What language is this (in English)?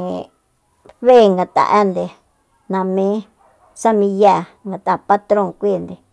Soyaltepec Mazatec